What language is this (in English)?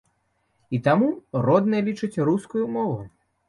Belarusian